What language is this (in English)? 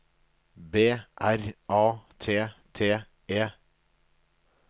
Norwegian